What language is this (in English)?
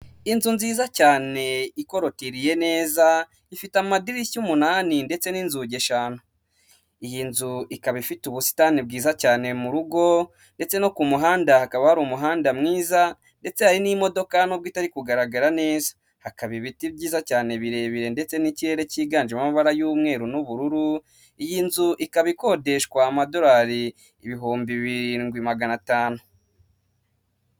Kinyarwanda